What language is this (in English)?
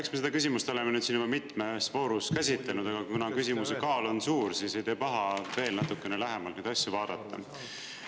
Estonian